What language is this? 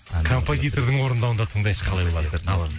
Kazakh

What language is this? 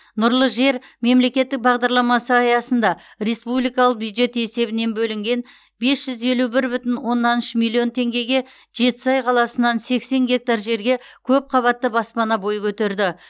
Kazakh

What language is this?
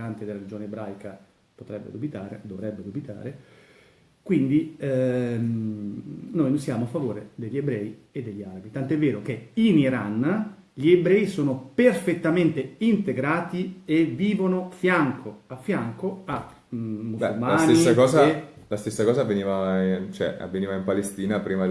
Italian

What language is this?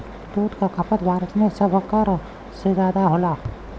Bhojpuri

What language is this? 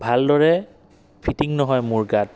Assamese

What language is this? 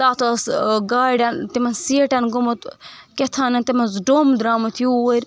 Kashmiri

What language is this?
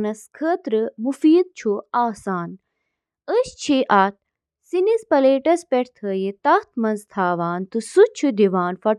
Kashmiri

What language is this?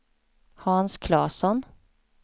Swedish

